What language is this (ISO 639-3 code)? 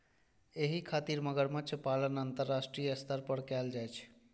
mai